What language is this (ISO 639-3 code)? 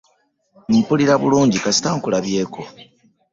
lug